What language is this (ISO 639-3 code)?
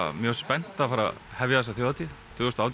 isl